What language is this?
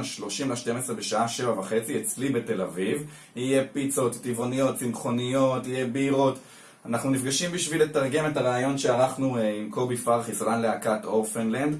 Hebrew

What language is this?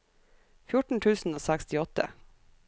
Norwegian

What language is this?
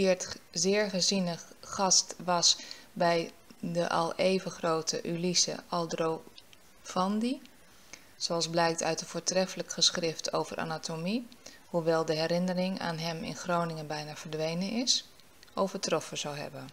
Dutch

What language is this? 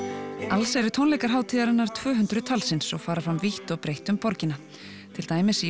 Icelandic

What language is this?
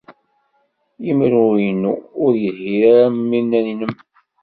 Kabyle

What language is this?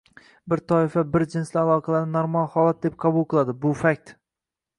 Uzbek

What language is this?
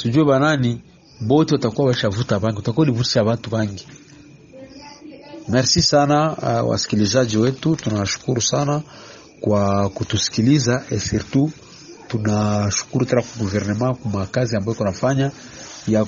Swahili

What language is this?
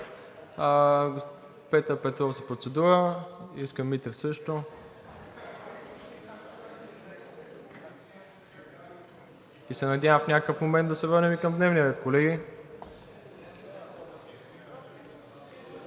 Bulgarian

